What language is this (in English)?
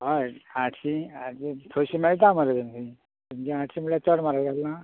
Konkani